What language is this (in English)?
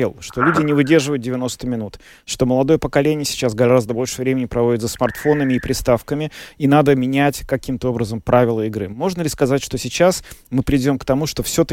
Russian